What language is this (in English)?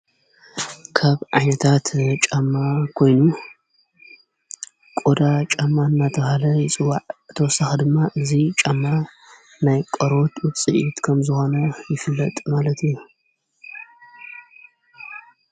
Tigrinya